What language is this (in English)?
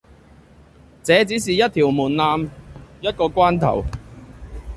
Cantonese